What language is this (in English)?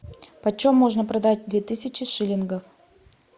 Russian